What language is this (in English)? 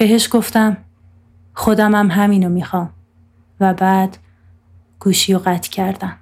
Persian